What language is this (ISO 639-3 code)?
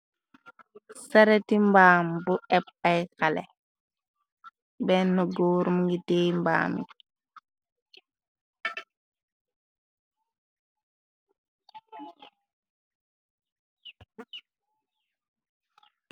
wol